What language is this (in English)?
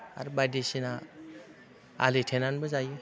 Bodo